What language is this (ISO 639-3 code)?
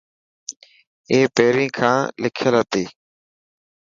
mki